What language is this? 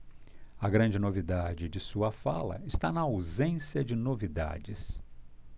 Portuguese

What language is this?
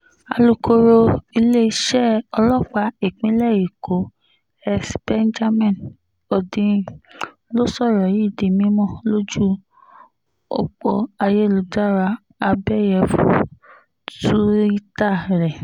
Yoruba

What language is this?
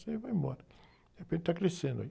Portuguese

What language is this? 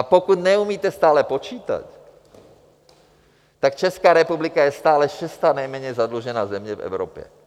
Czech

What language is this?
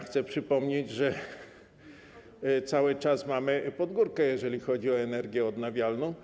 Polish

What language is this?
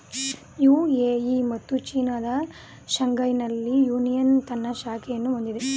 Kannada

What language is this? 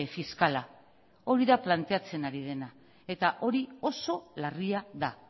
Basque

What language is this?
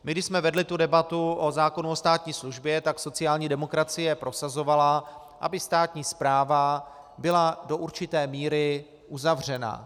Czech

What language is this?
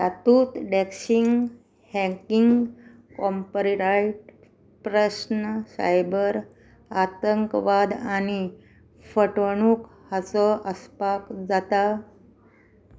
Konkani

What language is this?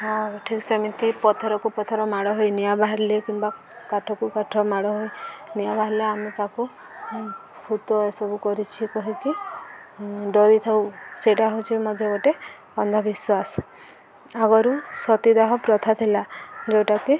Odia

